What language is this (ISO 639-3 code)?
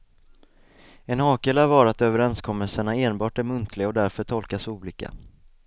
swe